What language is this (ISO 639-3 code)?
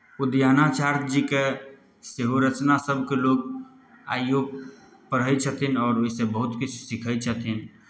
mai